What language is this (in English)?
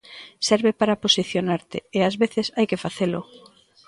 Galician